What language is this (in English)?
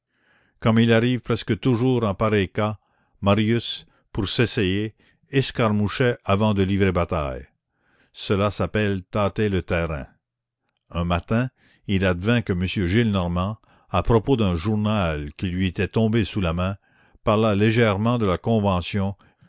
French